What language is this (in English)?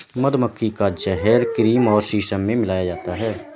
Hindi